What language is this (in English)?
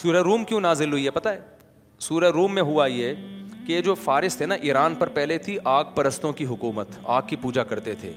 Urdu